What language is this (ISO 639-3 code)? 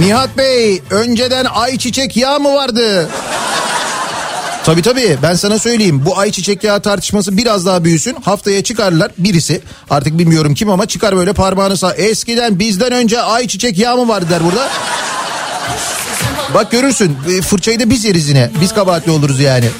tur